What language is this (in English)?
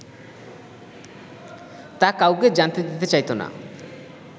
Bangla